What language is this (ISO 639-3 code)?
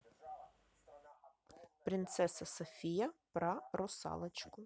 rus